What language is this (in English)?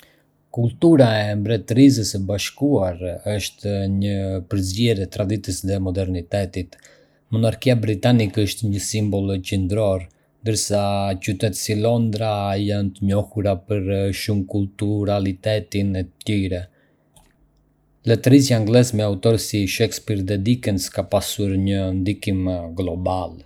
Arbëreshë Albanian